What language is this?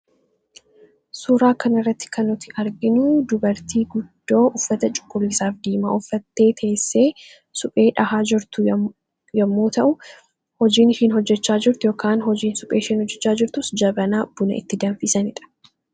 Oromo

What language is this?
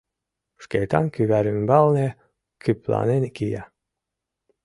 Mari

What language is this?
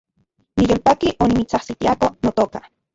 Central Puebla Nahuatl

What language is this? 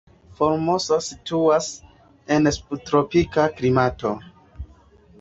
Esperanto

